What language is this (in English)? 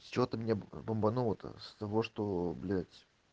Russian